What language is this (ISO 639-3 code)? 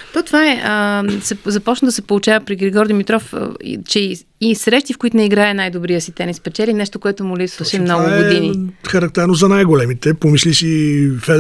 bul